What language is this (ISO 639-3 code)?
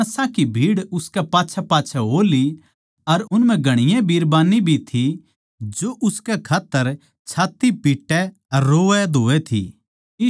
bgc